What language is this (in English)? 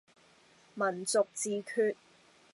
Cantonese